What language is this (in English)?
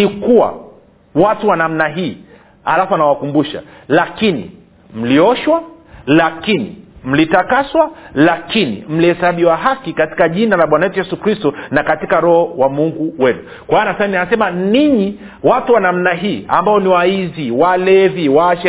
Swahili